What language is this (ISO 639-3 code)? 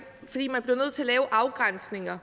dan